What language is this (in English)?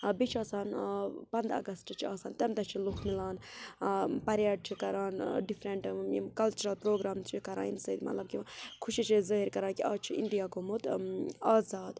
Kashmiri